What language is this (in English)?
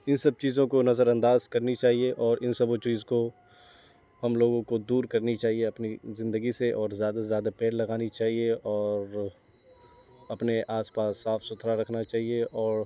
Urdu